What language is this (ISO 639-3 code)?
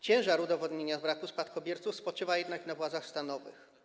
pol